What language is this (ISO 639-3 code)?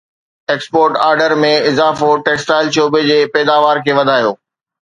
snd